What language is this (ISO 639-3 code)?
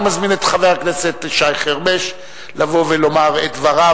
heb